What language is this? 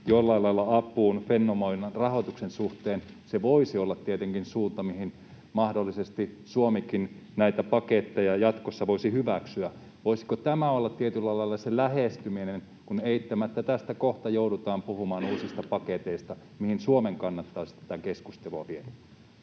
Finnish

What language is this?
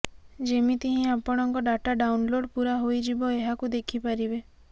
Odia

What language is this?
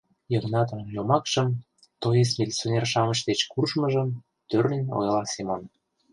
Mari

